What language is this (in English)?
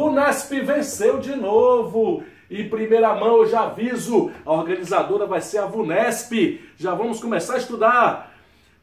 Portuguese